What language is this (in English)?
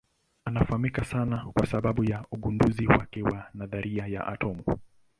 Swahili